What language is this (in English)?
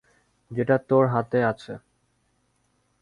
Bangla